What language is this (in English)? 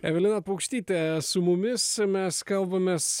Lithuanian